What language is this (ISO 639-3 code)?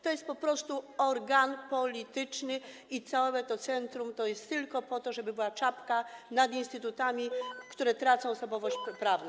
pol